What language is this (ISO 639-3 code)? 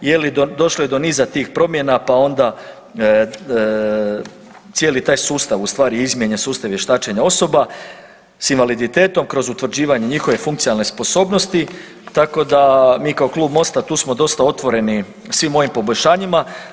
hrv